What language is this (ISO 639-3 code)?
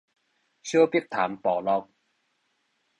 nan